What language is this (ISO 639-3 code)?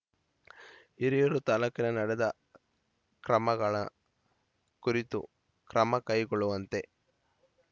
kan